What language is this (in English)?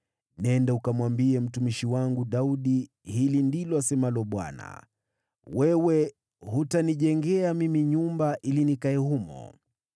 Swahili